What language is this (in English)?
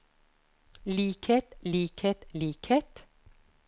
Norwegian